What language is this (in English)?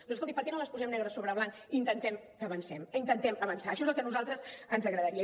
Catalan